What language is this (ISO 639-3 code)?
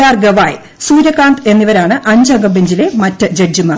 mal